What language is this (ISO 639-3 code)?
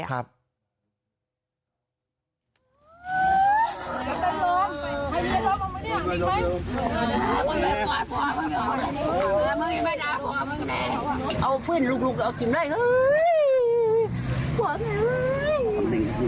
tha